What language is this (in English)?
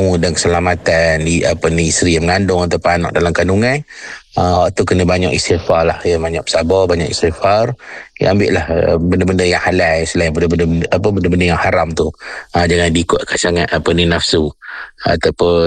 Malay